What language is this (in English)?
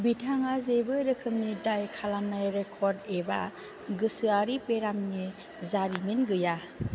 Bodo